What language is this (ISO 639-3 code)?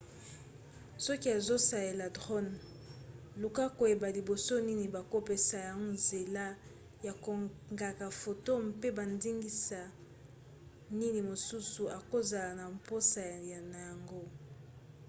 lin